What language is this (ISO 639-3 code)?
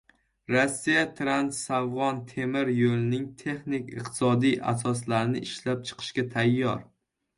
uzb